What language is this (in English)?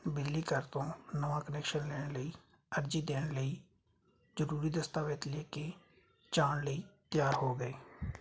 Punjabi